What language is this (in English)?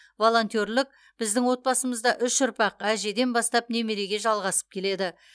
Kazakh